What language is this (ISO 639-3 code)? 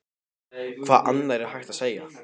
isl